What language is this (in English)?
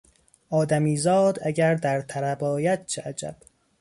Persian